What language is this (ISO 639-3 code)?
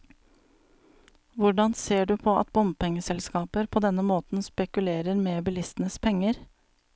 nor